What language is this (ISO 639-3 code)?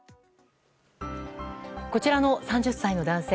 jpn